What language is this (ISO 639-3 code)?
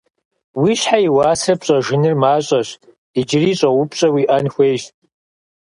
kbd